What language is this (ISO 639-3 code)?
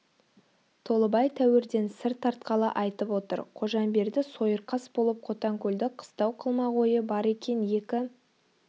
kaz